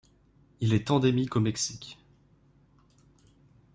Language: French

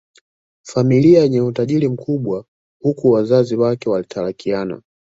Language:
Swahili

